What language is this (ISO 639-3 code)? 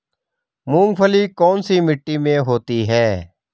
hin